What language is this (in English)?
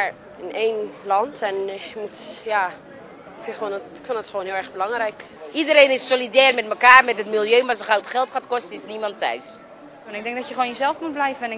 Dutch